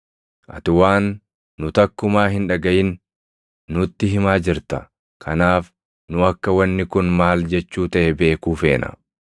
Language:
Oromo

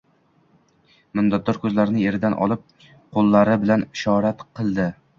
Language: Uzbek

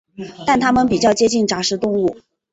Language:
Chinese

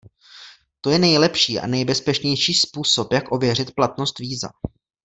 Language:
Czech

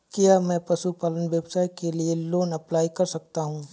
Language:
Hindi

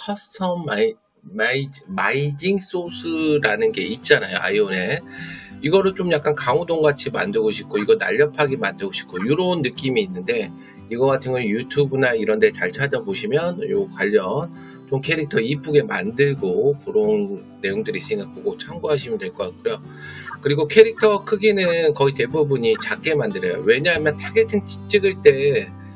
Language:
Korean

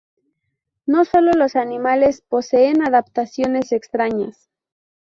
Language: Spanish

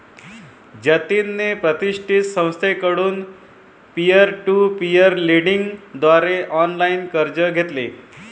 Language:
Marathi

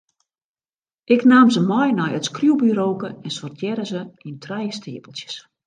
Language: Western Frisian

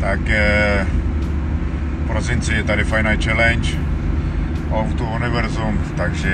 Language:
Czech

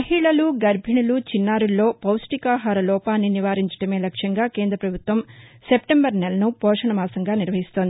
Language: Telugu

